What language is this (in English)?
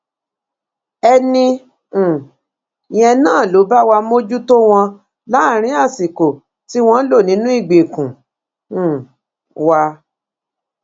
Yoruba